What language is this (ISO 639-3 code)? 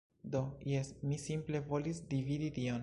epo